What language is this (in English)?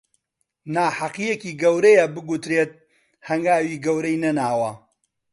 Central Kurdish